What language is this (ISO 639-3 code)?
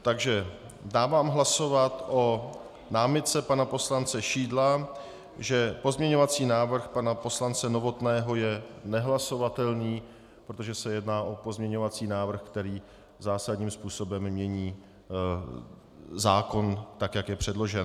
ces